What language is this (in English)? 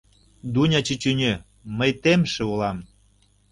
Mari